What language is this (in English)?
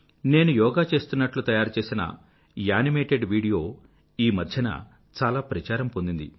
Telugu